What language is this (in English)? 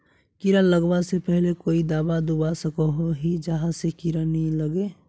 Magahi